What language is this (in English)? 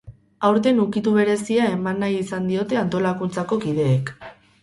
Basque